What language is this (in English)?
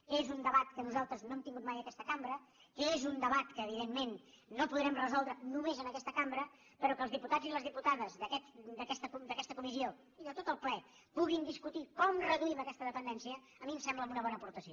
Catalan